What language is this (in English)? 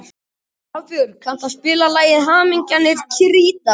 Icelandic